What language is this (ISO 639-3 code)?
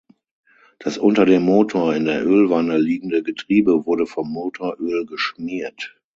deu